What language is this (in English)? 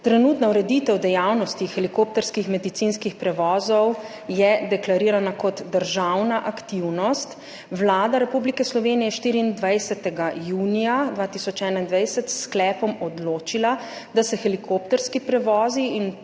Slovenian